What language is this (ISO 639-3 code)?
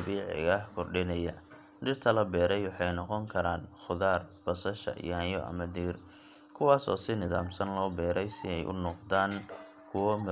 som